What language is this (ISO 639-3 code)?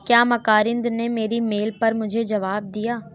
urd